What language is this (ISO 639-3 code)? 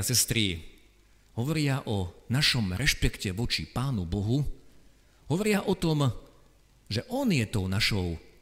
slk